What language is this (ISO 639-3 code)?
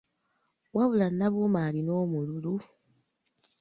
lug